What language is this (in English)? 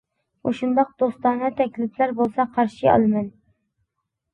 Uyghur